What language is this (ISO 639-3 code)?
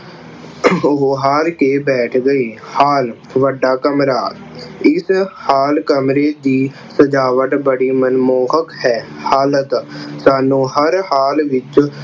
pan